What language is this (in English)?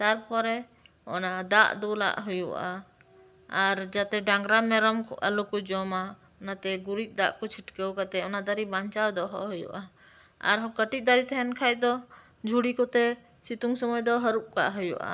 Santali